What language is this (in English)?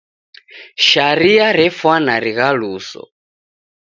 Taita